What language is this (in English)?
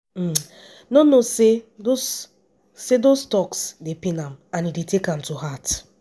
Nigerian Pidgin